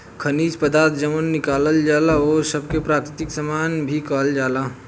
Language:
Bhojpuri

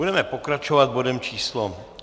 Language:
Czech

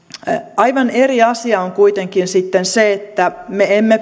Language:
Finnish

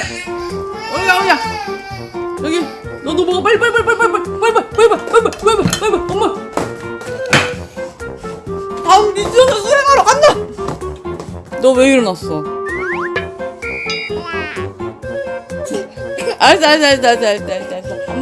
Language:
Korean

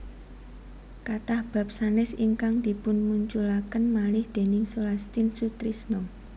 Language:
Javanese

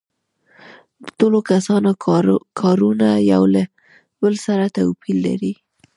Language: Pashto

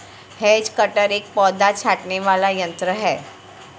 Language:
Hindi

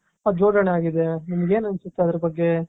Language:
Kannada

